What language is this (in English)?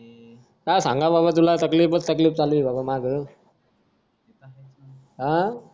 Marathi